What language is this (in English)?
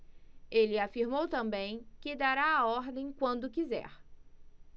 Portuguese